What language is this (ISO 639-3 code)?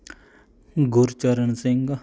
pan